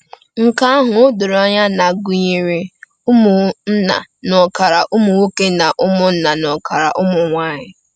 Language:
Igbo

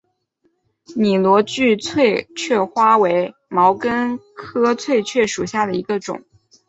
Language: Chinese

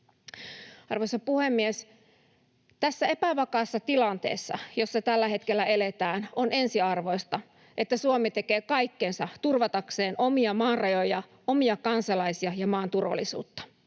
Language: Finnish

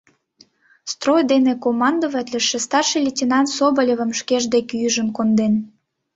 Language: Mari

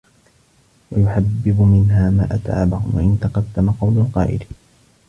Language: Arabic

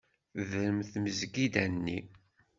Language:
Kabyle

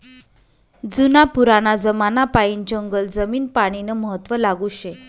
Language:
Marathi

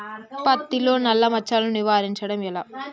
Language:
Telugu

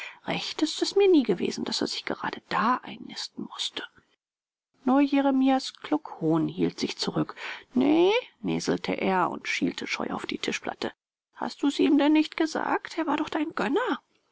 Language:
German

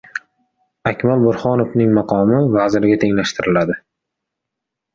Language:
Uzbek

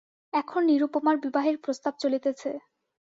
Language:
Bangla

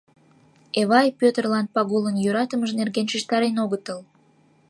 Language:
Mari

